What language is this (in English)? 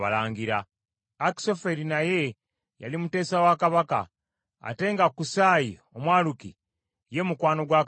Ganda